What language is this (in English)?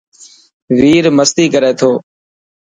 Dhatki